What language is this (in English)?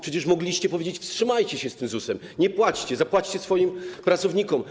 Polish